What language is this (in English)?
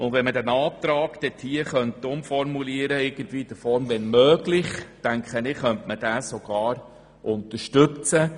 Swiss German